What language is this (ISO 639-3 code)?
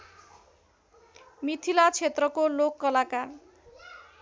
nep